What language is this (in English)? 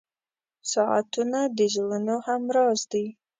Pashto